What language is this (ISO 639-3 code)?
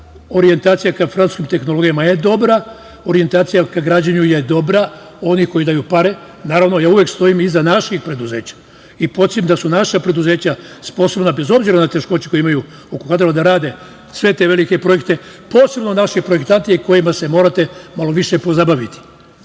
srp